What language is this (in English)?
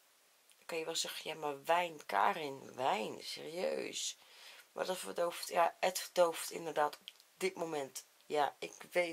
Dutch